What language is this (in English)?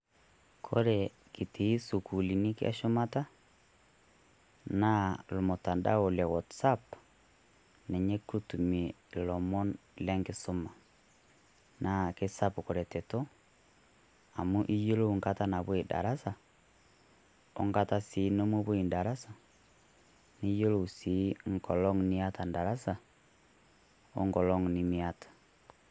Masai